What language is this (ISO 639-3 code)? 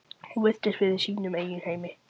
isl